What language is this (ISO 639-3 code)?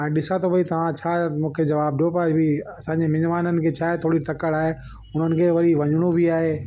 snd